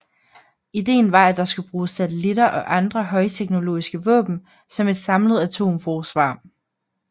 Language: Danish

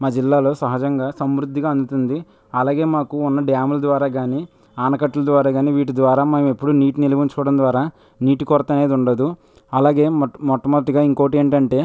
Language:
Telugu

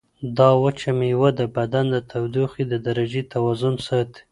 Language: Pashto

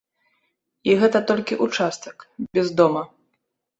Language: Belarusian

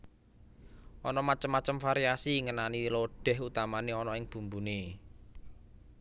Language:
Javanese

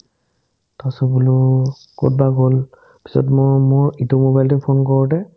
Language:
Assamese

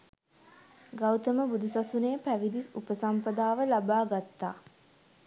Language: Sinhala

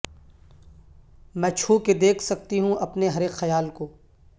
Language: Urdu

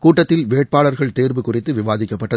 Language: Tamil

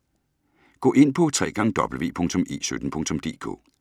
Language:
Danish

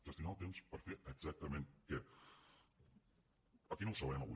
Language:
Catalan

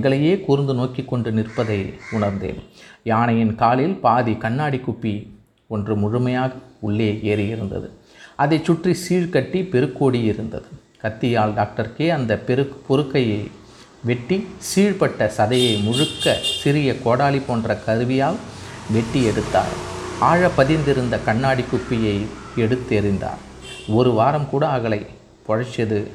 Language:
Tamil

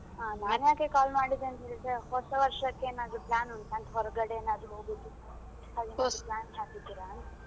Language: Kannada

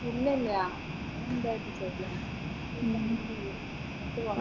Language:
Malayalam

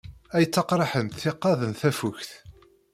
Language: Kabyle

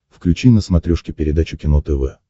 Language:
Russian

